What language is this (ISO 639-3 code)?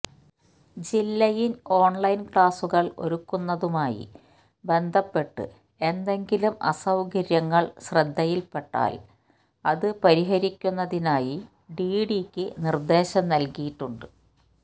mal